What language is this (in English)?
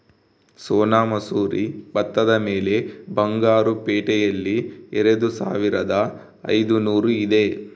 Kannada